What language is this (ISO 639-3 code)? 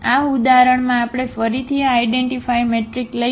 guj